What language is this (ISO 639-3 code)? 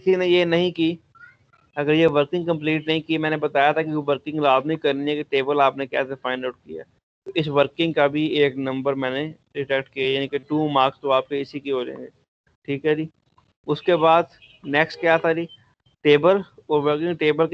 hin